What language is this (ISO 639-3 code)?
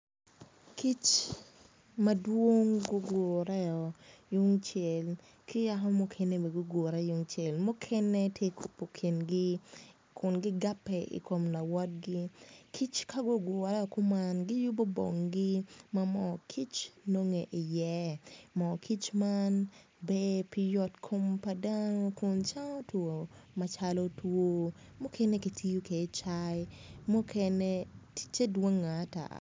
ach